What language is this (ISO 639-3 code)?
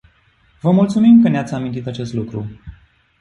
ron